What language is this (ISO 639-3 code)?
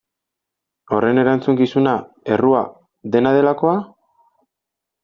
eus